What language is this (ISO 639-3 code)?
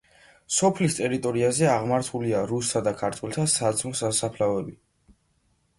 kat